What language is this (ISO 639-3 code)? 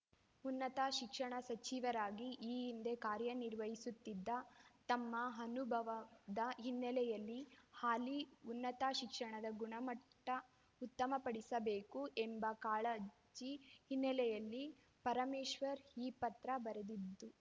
kan